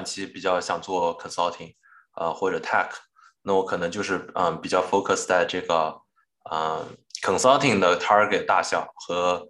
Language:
Chinese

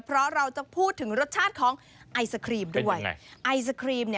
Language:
Thai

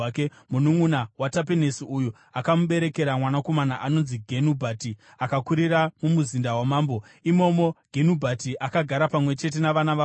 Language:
Shona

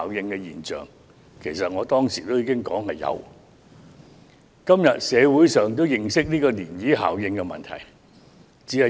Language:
Cantonese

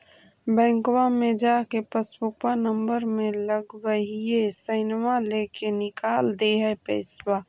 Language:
Magahi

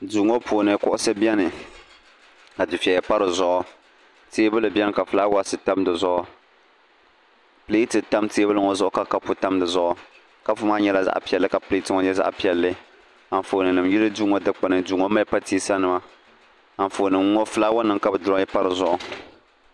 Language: Dagbani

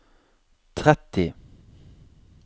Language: Norwegian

